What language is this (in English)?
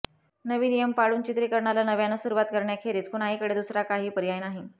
Marathi